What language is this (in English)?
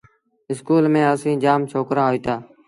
Sindhi Bhil